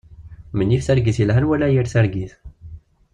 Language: Kabyle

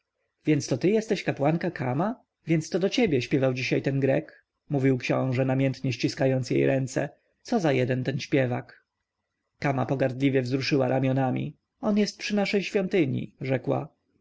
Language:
Polish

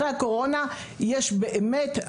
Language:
Hebrew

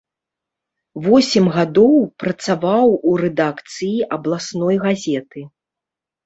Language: Belarusian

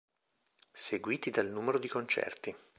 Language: Italian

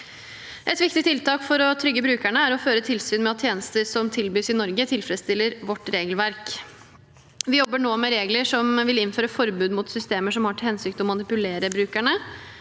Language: Norwegian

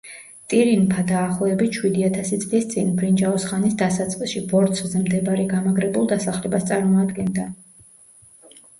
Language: Georgian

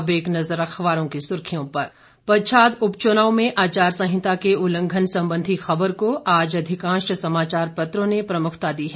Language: Hindi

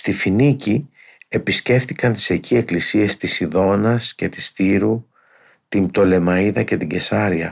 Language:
Greek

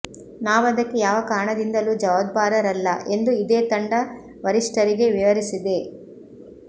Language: Kannada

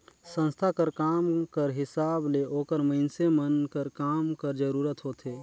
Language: Chhattisgarhi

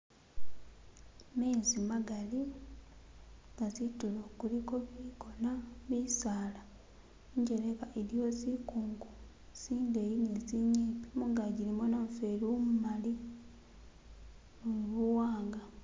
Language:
Masaaba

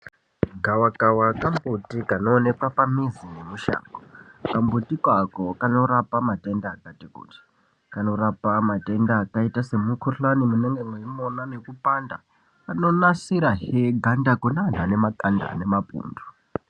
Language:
Ndau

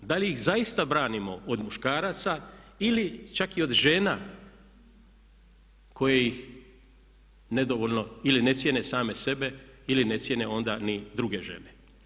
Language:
Croatian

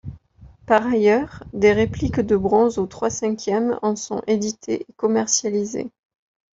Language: French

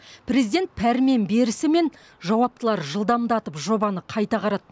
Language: Kazakh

